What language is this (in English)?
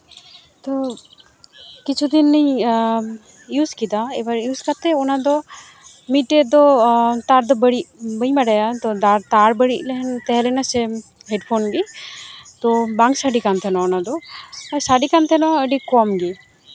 Santali